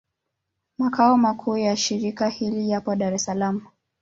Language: Swahili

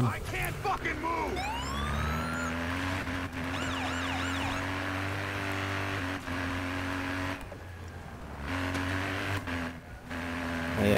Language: German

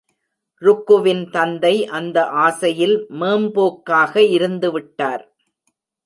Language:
Tamil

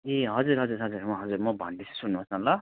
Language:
Nepali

